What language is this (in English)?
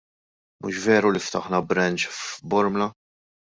Maltese